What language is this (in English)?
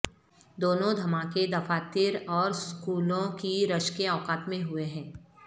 Urdu